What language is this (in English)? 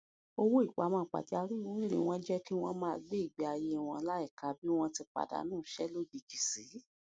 Yoruba